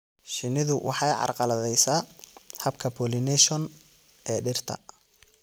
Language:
Somali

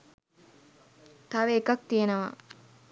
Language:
Sinhala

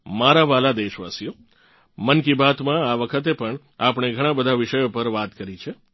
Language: Gujarati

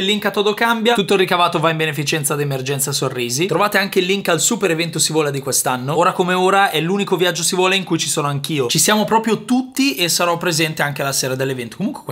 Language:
Italian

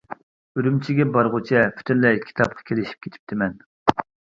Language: Uyghur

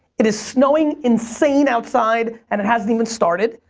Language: English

